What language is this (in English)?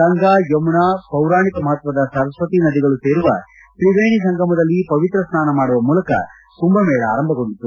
Kannada